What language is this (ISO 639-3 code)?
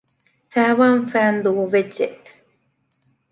div